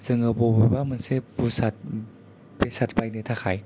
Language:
Bodo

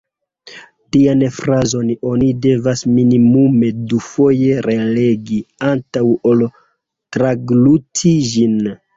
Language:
Esperanto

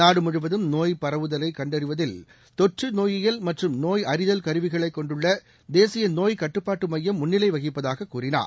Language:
Tamil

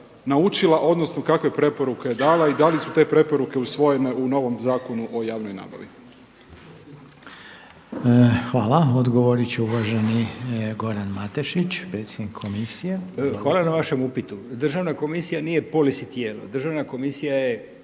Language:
Croatian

